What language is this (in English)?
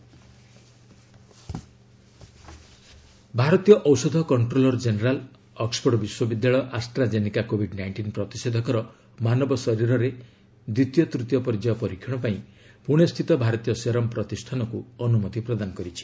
Odia